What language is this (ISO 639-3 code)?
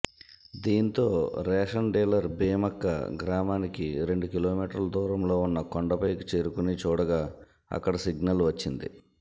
tel